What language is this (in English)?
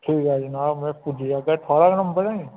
Dogri